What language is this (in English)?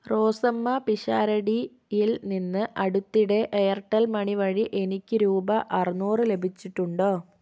Malayalam